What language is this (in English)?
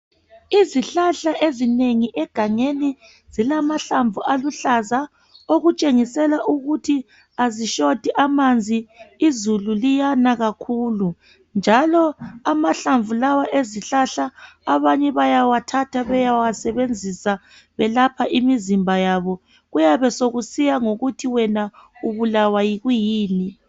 North Ndebele